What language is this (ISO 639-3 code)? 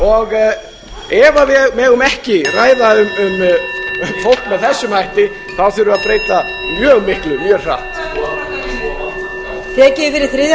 isl